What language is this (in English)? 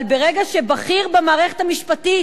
Hebrew